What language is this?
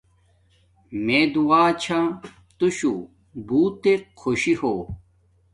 Domaaki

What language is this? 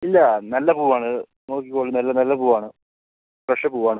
Malayalam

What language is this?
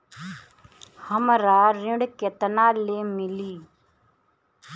Bhojpuri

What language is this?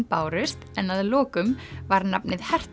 Icelandic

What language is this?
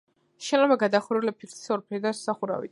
Georgian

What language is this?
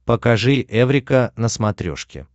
Russian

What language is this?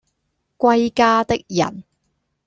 Cantonese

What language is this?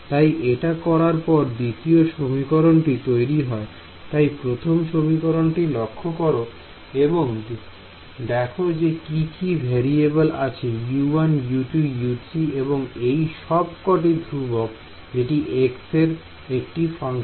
Bangla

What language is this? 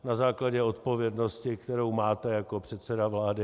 Czech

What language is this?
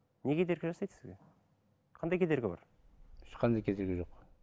Kazakh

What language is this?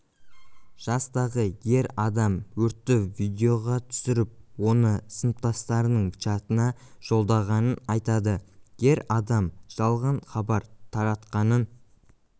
Kazakh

